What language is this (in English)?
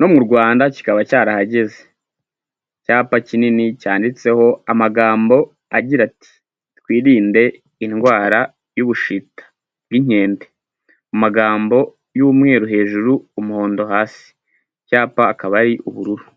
Kinyarwanda